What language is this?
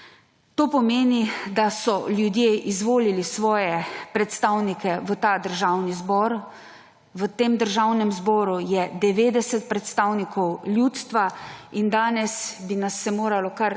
Slovenian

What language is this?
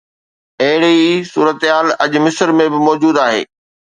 Sindhi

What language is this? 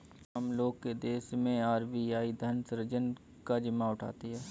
Hindi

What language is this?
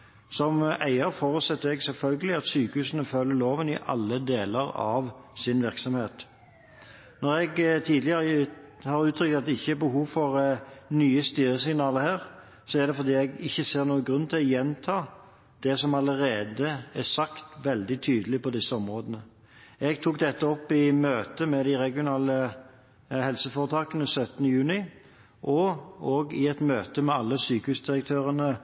Norwegian Bokmål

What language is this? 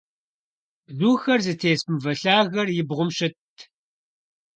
Kabardian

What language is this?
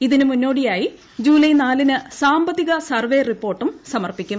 Malayalam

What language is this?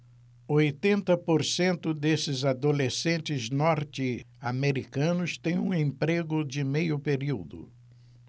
Portuguese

